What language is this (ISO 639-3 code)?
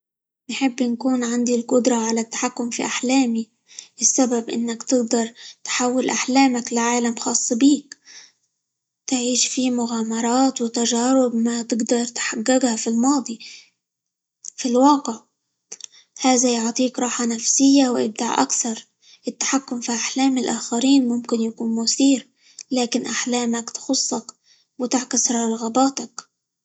ayl